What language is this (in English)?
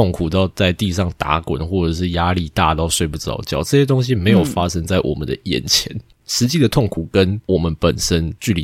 Chinese